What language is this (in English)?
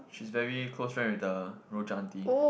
English